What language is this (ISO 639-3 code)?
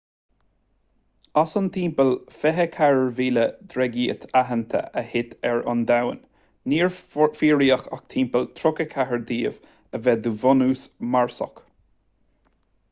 gle